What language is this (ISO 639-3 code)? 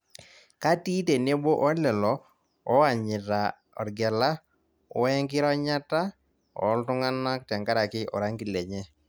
mas